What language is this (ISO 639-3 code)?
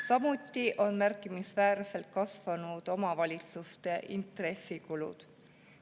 est